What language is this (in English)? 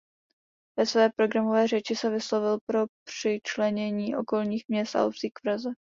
Czech